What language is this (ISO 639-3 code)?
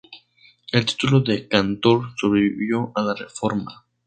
spa